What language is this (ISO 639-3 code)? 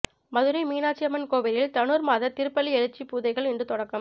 tam